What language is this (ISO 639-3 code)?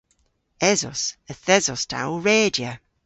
cor